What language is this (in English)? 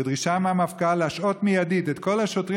Hebrew